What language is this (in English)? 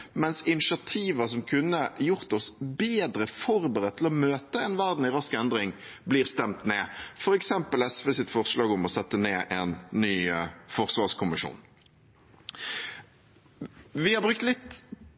Norwegian Bokmål